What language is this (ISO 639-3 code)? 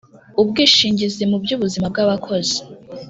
kin